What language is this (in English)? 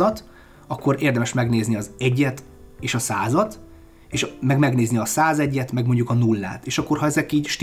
Hungarian